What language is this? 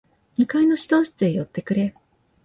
Japanese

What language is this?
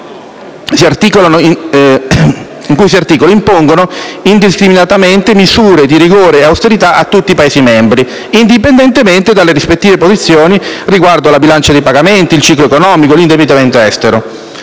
Italian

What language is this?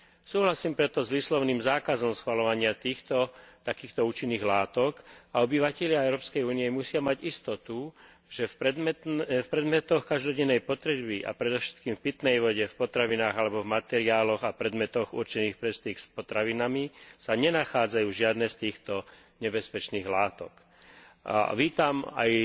Slovak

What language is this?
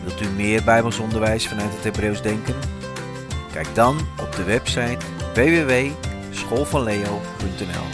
Dutch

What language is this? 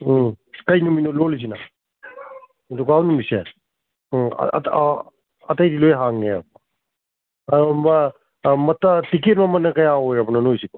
Manipuri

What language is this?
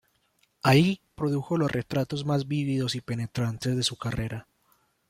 Spanish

